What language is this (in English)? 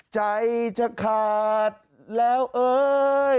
Thai